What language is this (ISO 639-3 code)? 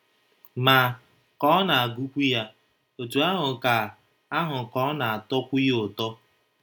ibo